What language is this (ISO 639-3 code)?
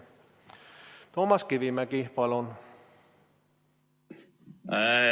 est